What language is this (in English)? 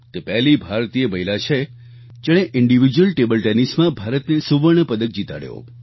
Gujarati